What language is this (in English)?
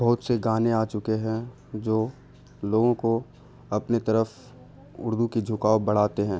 Urdu